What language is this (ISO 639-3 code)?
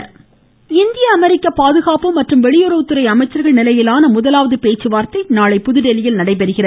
tam